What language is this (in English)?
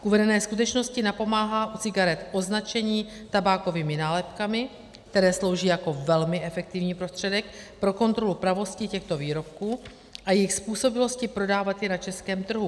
Czech